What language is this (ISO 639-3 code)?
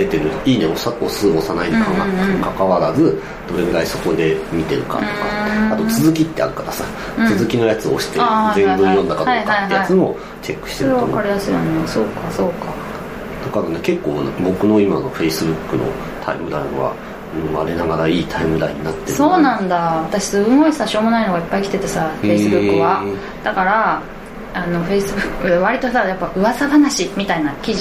jpn